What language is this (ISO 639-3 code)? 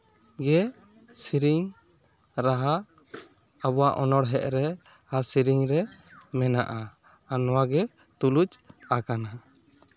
sat